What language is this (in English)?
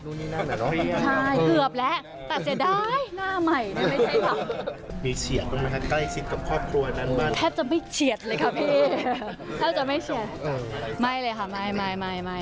Thai